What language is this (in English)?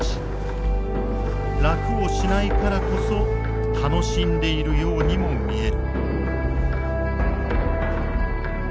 Japanese